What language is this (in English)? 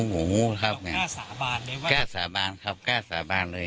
Thai